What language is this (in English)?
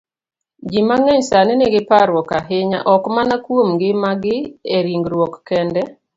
Luo (Kenya and Tanzania)